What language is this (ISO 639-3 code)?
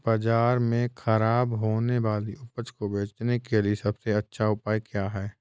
hin